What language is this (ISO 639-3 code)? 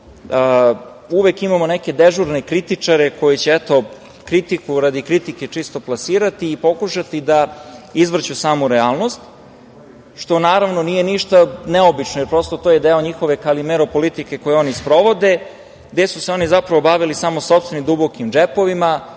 srp